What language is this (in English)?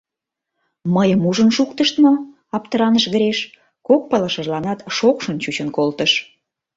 Mari